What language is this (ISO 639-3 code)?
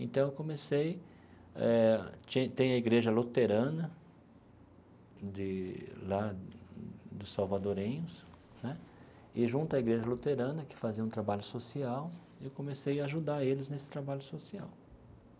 por